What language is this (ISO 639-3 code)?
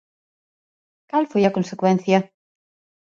glg